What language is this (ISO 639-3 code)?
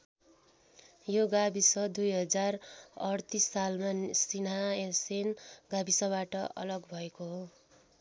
nep